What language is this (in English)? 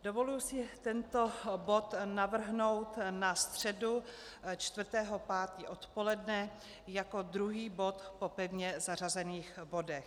Czech